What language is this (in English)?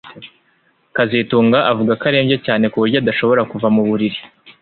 Kinyarwanda